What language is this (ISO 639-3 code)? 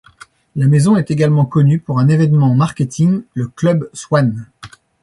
fra